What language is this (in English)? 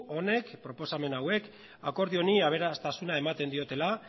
Basque